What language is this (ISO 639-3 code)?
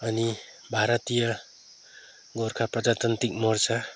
nep